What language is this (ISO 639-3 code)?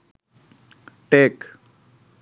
ben